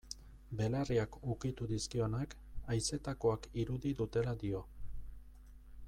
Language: Basque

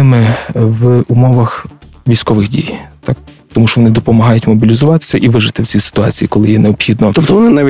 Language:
Ukrainian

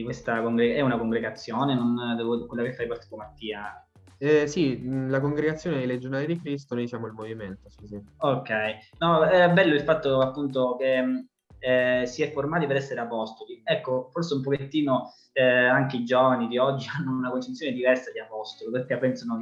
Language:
Italian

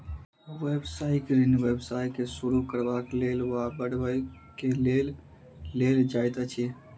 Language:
Maithili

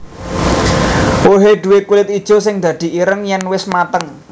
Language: Javanese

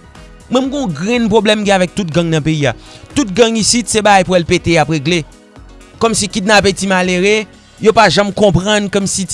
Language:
French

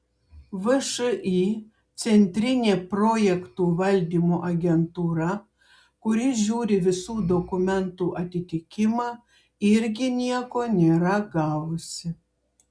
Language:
Lithuanian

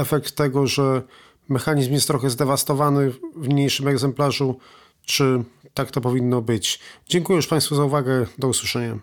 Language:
Polish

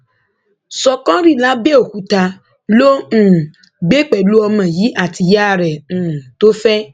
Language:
Yoruba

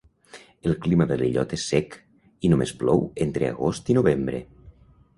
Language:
Catalan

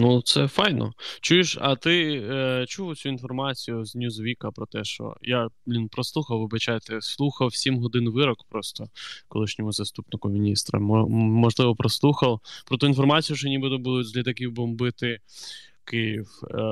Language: Ukrainian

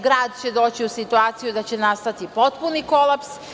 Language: Serbian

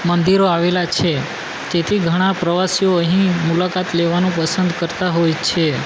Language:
Gujarati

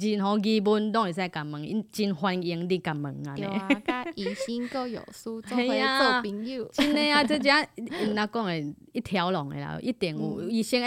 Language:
Chinese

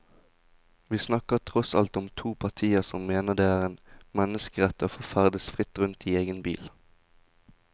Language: Norwegian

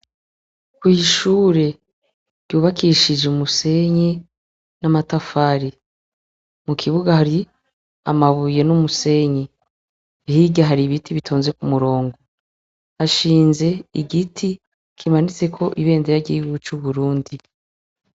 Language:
Rundi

